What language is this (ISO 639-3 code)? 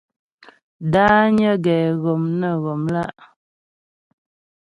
bbj